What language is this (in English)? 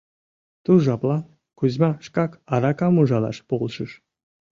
Mari